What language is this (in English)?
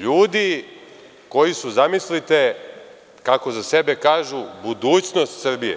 Serbian